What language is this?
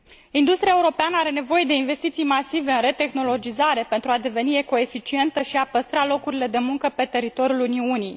Romanian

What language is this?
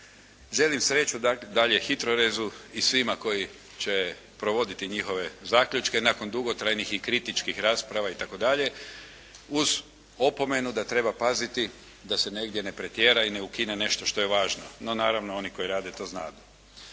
Croatian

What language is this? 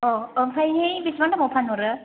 Bodo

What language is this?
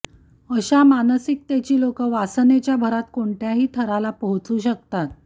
Marathi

